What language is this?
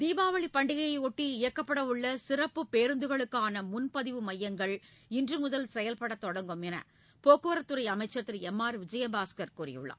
Tamil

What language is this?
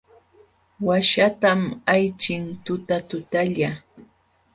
Jauja Wanca Quechua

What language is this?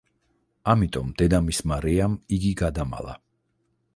Georgian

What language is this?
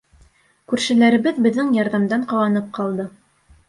Bashkir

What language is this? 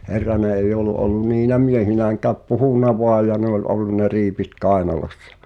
Finnish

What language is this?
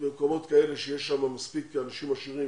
Hebrew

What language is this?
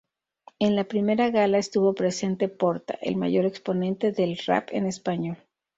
Spanish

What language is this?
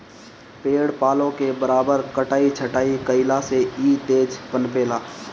Bhojpuri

